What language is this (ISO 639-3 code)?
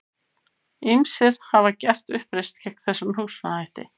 isl